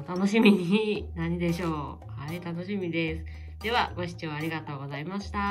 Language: Japanese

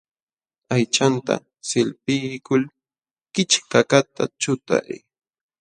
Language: Jauja Wanca Quechua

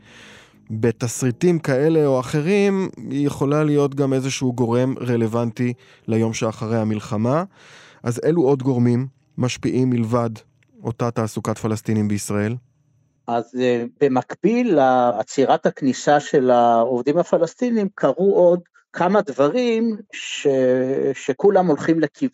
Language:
Hebrew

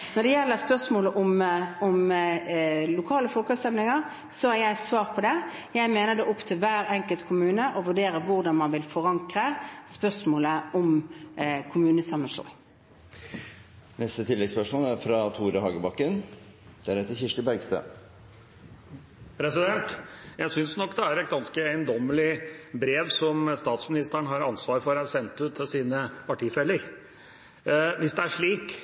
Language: Norwegian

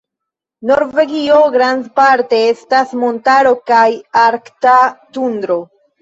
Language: Esperanto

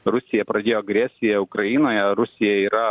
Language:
Lithuanian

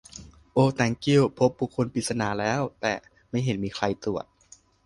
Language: Thai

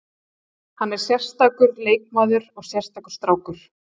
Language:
Icelandic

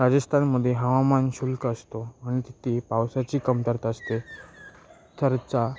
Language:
Marathi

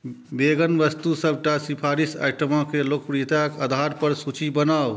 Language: Maithili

